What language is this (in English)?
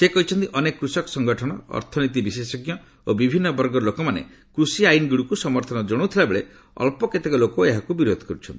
Odia